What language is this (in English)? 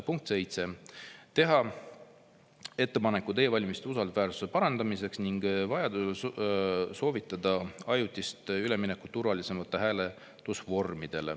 Estonian